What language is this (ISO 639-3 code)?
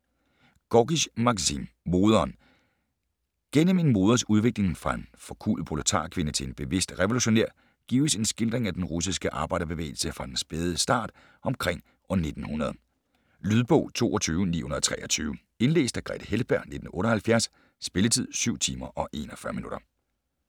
dan